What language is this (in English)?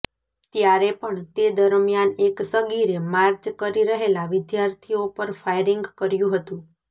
Gujarati